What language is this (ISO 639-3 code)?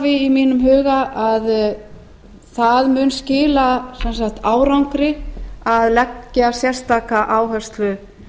isl